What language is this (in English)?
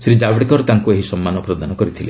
Odia